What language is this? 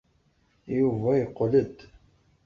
Kabyle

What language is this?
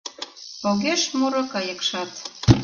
Mari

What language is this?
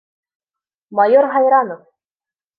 Bashkir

